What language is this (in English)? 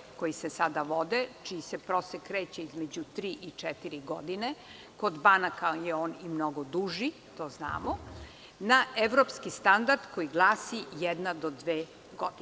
Serbian